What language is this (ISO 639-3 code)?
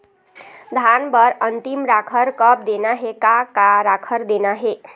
hne